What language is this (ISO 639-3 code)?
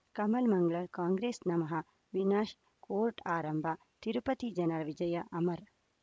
kan